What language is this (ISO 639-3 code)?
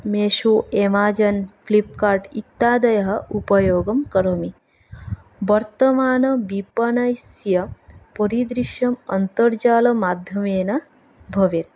san